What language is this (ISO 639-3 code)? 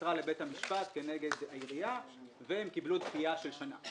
heb